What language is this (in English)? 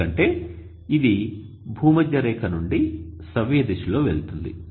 Telugu